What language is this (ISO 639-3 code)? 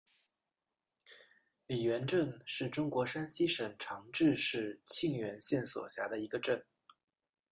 zho